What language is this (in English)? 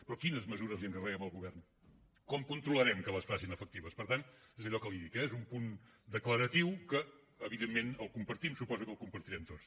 Catalan